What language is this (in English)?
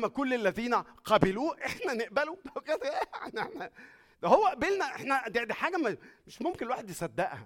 Arabic